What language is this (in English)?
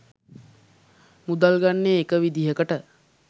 Sinhala